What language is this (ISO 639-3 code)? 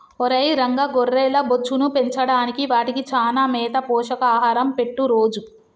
tel